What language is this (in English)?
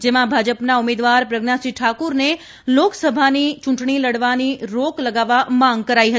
Gujarati